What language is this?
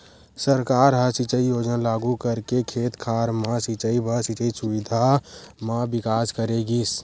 Chhattisgarhi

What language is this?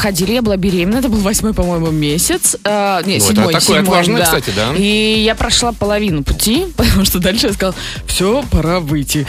Russian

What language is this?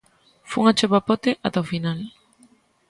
Galician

